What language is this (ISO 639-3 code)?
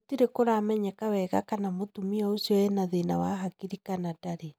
kik